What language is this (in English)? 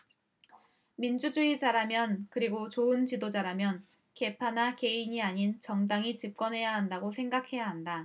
Korean